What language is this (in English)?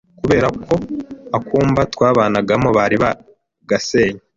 Kinyarwanda